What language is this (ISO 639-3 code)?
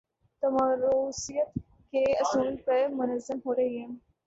urd